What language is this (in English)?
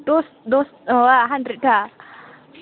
Bodo